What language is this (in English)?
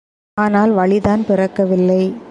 Tamil